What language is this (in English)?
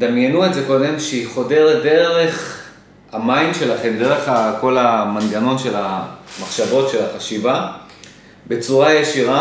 Hebrew